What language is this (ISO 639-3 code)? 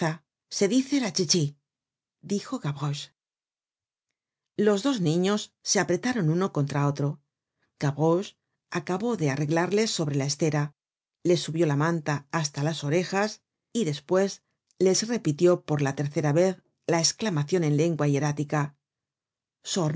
spa